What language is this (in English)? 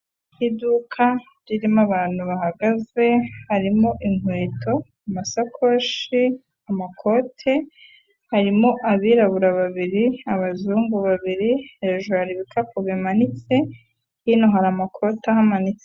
Kinyarwanda